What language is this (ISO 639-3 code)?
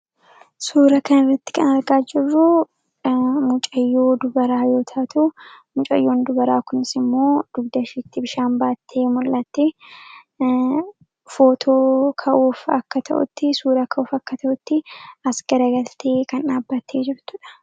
orm